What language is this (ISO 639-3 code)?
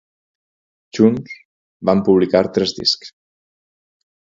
cat